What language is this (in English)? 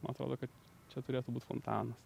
Lithuanian